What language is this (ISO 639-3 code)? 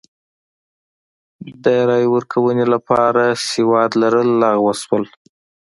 pus